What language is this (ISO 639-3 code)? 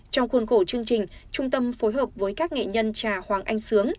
vie